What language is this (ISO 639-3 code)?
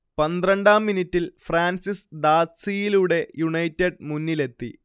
mal